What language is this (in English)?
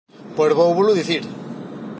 Galician